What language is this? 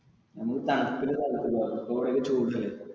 Malayalam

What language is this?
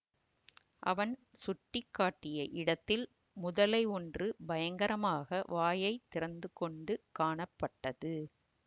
Tamil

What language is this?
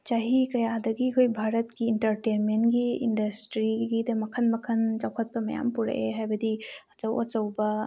Manipuri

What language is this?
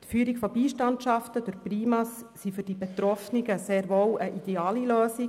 Swiss German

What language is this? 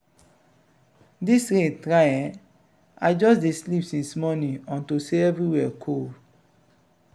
Nigerian Pidgin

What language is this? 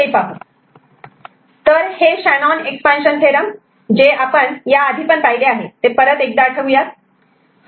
Marathi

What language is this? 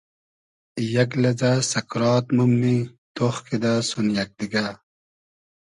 Hazaragi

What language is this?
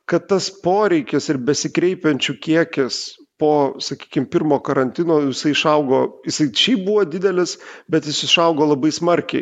Lithuanian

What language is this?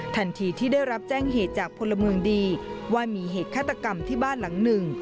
Thai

